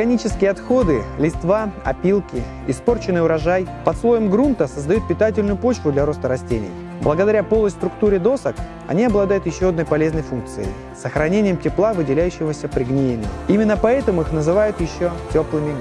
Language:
Russian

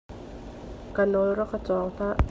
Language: Hakha Chin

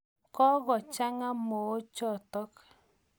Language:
Kalenjin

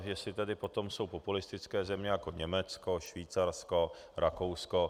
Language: Czech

